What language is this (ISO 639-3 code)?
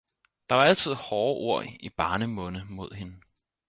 dan